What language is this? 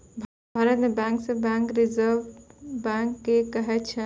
Maithili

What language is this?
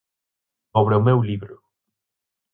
Galician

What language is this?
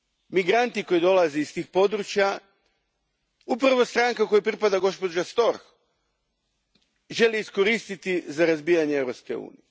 Croatian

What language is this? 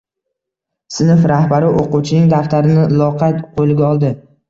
Uzbek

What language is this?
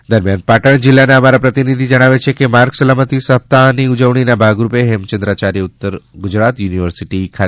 Gujarati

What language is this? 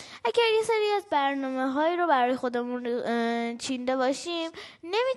Persian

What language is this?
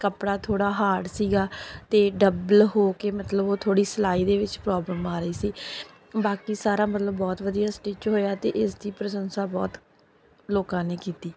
Punjabi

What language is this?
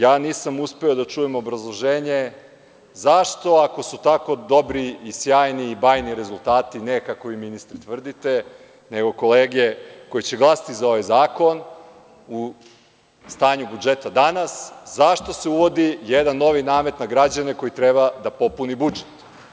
Serbian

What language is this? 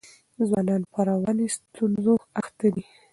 Pashto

